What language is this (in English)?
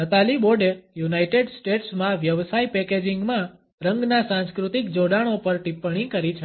Gujarati